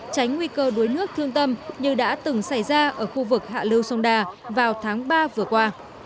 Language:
Vietnamese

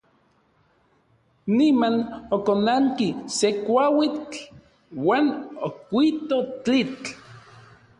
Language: Orizaba Nahuatl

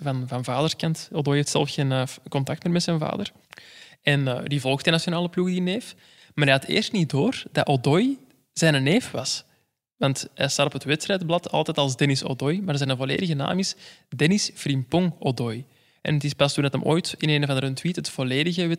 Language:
Dutch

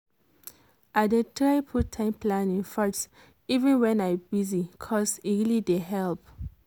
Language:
Nigerian Pidgin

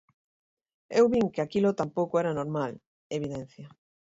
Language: Galician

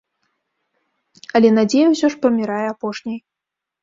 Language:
Belarusian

